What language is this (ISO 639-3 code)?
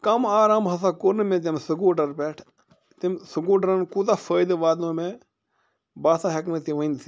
kas